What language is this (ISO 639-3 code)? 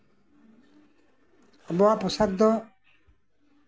sat